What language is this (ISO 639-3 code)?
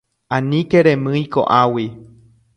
grn